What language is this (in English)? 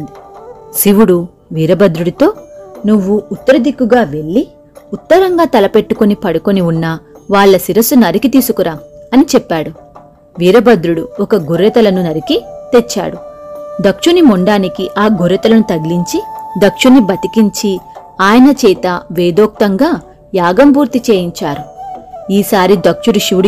Telugu